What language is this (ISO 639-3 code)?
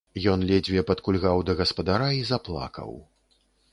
bel